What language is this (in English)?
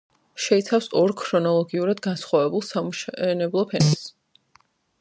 Georgian